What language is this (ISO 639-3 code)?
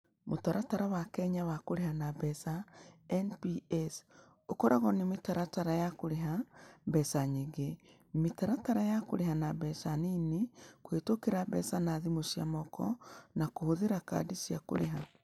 kik